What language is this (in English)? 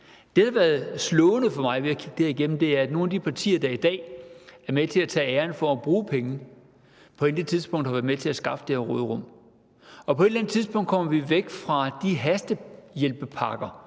Danish